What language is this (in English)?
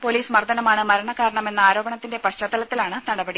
Malayalam